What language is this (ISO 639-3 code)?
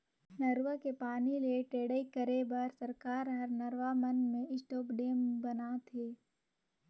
hne